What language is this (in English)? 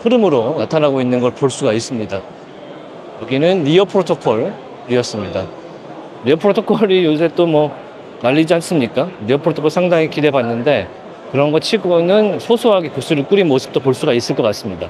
Korean